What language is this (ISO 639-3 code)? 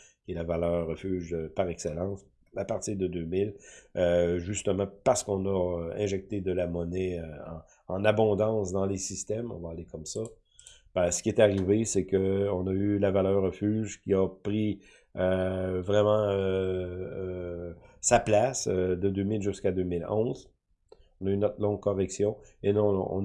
fra